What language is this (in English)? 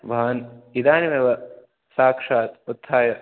Sanskrit